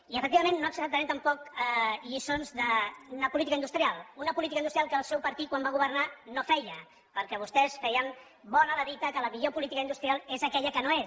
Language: Catalan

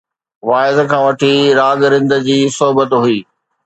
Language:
Sindhi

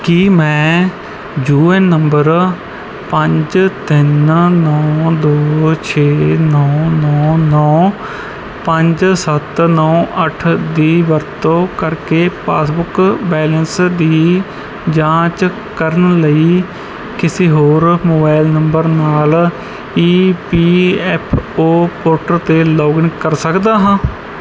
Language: Punjabi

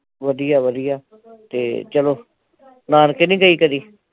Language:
Punjabi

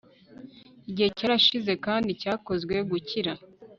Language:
Kinyarwanda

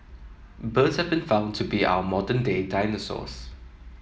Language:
English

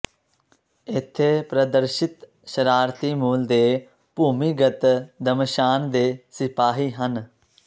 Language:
Punjabi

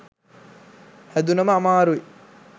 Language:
Sinhala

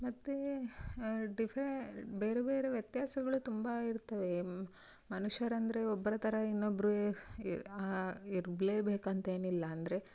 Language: Kannada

